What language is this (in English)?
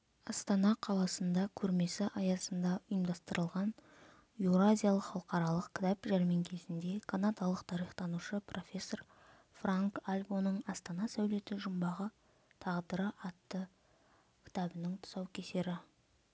Kazakh